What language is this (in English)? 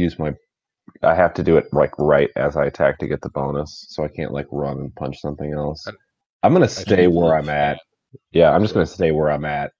English